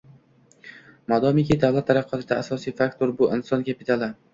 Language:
Uzbek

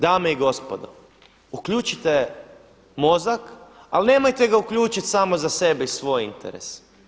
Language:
Croatian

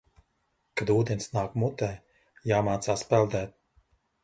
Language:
Latvian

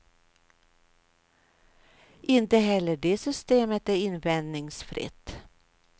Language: Swedish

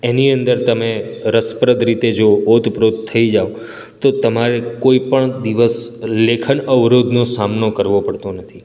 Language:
Gujarati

